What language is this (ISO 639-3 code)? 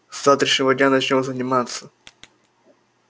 rus